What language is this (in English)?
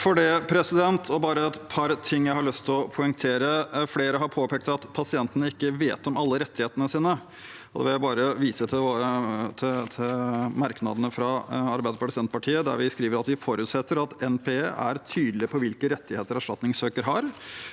Norwegian